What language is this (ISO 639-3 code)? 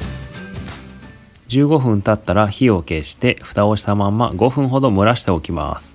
jpn